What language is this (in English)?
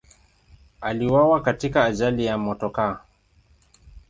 Swahili